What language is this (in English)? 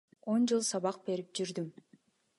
Kyrgyz